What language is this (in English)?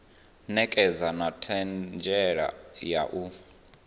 Venda